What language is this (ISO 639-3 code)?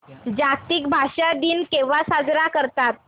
mar